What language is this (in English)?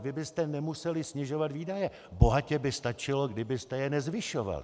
Czech